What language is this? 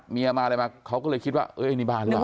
Thai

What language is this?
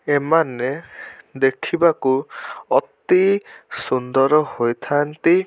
Odia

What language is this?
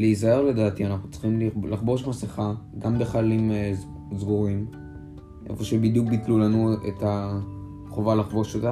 Hebrew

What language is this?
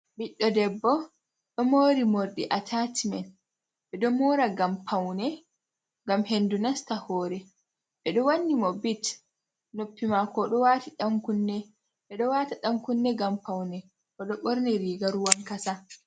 Fula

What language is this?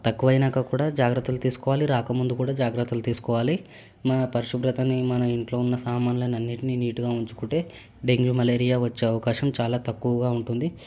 Telugu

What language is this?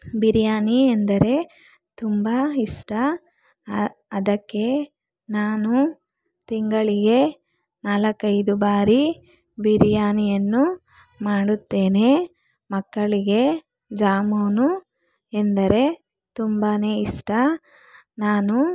Kannada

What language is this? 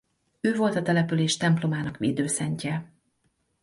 Hungarian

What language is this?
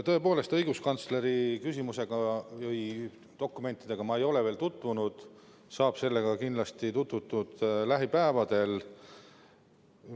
Estonian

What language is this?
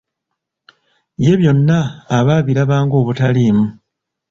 Ganda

